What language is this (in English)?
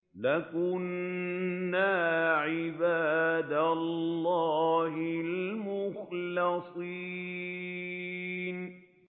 Arabic